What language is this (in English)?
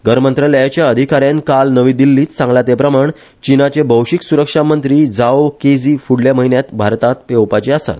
Konkani